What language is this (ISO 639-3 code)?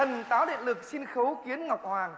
vie